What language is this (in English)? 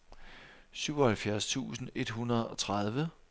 Danish